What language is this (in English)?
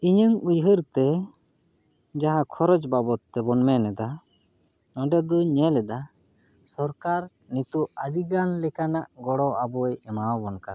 Santali